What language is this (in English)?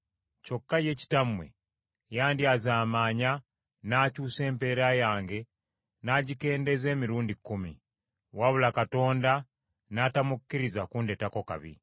Ganda